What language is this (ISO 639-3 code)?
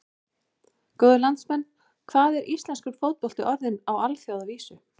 isl